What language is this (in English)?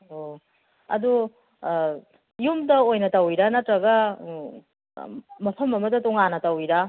Manipuri